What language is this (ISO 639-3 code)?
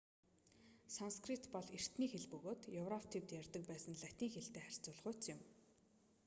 mon